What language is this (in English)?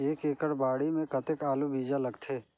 Chhattisgarhi